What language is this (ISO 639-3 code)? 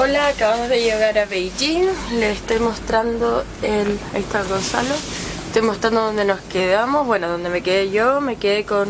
spa